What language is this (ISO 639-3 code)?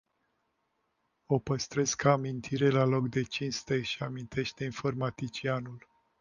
ron